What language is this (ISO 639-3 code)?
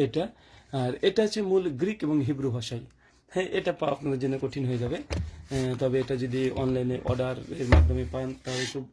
tur